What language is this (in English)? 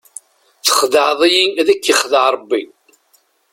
Kabyle